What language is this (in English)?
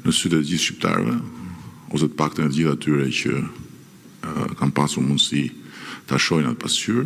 Romanian